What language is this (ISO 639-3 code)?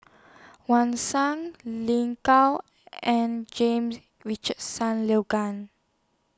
eng